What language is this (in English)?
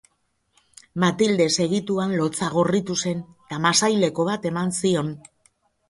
Basque